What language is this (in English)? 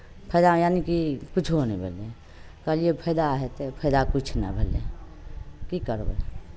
Maithili